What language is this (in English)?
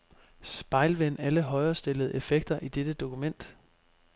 Danish